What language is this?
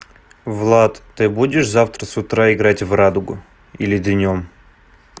Russian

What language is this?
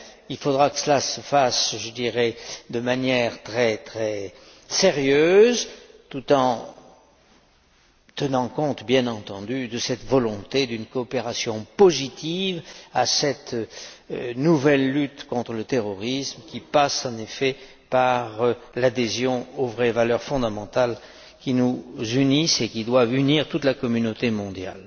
French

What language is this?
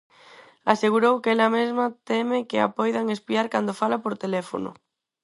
Galician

